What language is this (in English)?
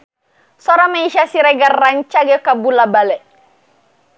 Sundanese